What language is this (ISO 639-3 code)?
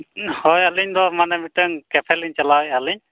sat